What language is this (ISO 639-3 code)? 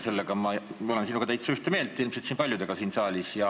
est